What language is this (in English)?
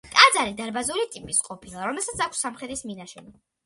Georgian